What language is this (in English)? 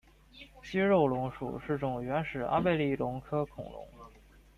Chinese